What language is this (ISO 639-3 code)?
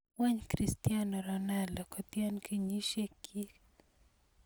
kln